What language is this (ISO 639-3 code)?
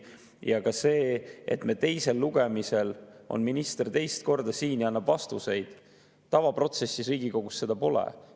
est